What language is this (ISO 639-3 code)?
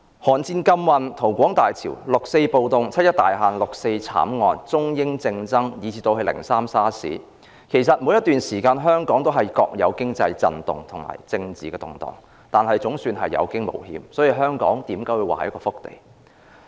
yue